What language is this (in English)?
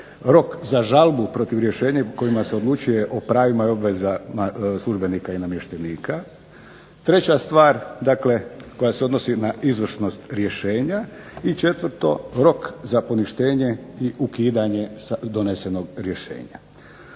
Croatian